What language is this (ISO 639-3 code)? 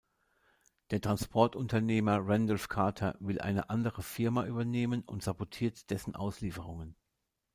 deu